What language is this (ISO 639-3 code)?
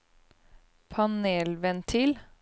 nor